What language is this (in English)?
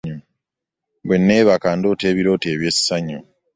Ganda